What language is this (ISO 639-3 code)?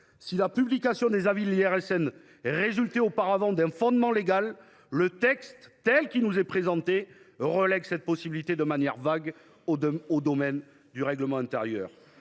fra